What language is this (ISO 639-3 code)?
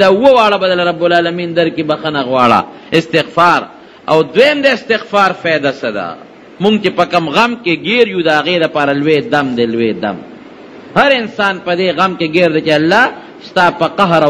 ara